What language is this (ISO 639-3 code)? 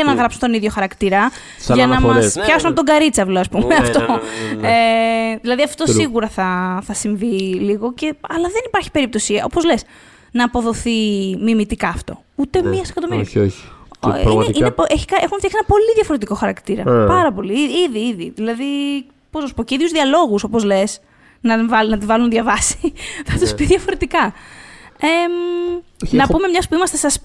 ell